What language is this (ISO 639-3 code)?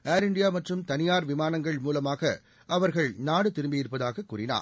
tam